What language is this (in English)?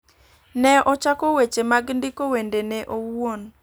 Luo (Kenya and Tanzania)